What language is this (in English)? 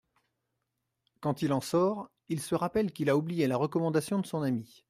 French